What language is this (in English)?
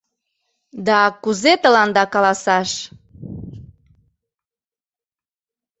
Mari